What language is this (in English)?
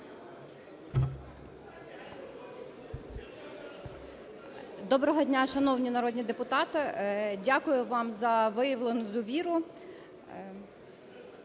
Ukrainian